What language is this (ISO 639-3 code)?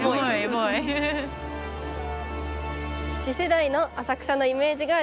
jpn